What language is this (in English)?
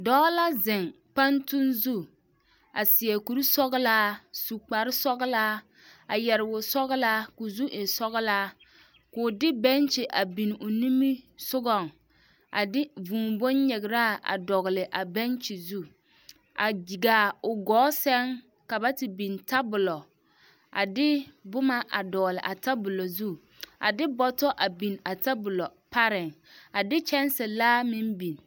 Southern Dagaare